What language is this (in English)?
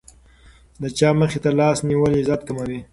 Pashto